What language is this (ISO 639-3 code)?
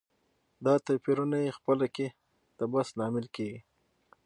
pus